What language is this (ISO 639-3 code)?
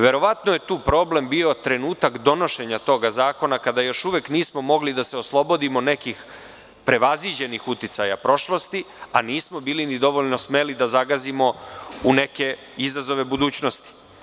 srp